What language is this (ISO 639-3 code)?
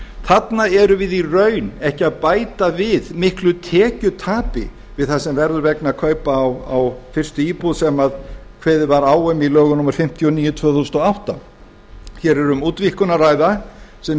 isl